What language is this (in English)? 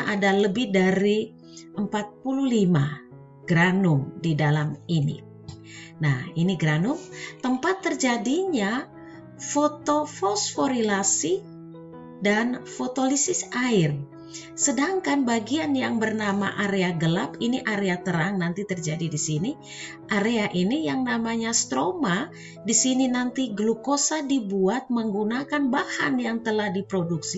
Indonesian